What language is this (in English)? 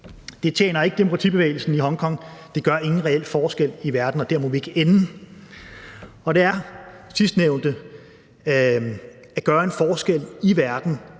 Danish